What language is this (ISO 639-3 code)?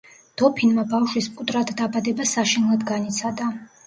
kat